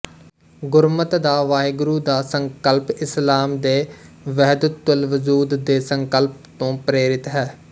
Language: Punjabi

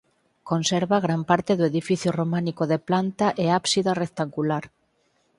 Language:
Galician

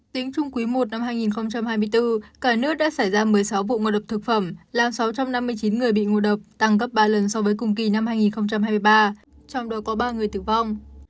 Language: Vietnamese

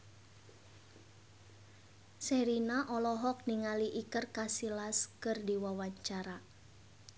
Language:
Sundanese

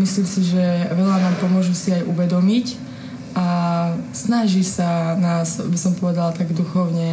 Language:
Slovak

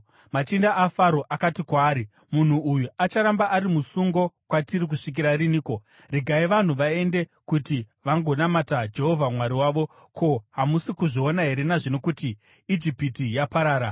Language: Shona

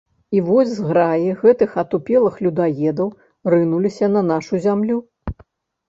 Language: Belarusian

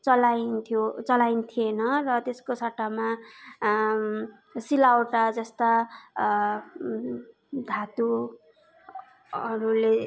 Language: Nepali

